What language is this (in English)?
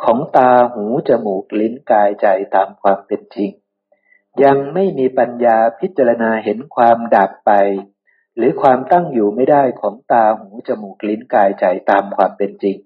Thai